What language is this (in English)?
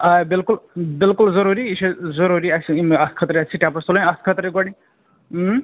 Kashmiri